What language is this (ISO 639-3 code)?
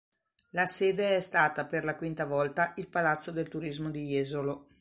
ita